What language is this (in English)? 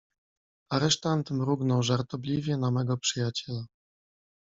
Polish